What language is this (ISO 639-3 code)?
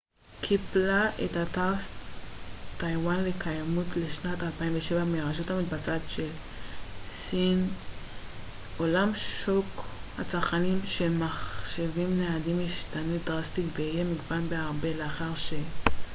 heb